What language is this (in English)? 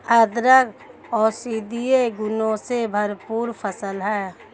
Hindi